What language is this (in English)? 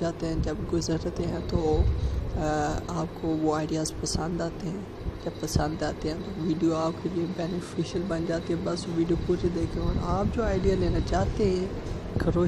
Hindi